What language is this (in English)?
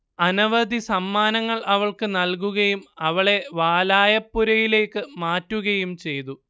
Malayalam